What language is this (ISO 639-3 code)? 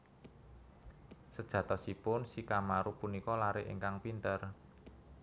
jav